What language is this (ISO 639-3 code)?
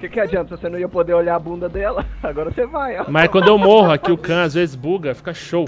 por